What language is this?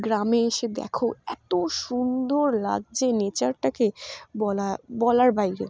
Bangla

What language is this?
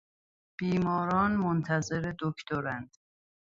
Persian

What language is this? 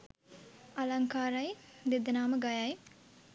Sinhala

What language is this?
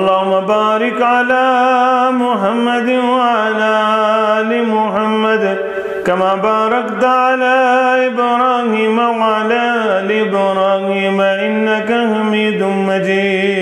Arabic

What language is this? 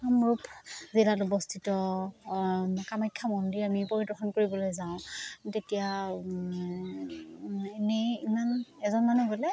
Assamese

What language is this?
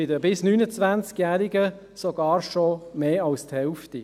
Swiss German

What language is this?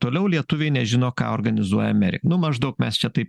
Lithuanian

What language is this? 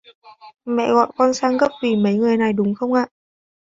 Vietnamese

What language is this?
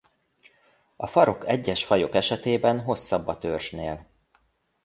Hungarian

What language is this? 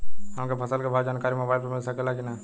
Bhojpuri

